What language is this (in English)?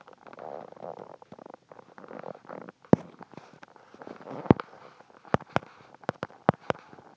Kazakh